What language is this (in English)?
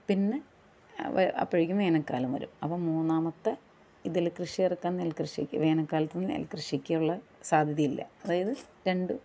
Malayalam